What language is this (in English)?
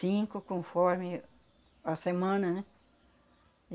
Portuguese